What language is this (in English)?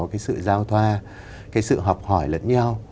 Vietnamese